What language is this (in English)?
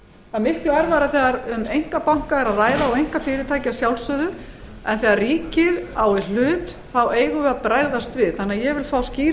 Icelandic